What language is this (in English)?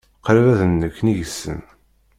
Kabyle